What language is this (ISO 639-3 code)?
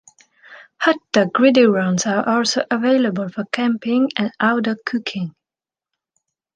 eng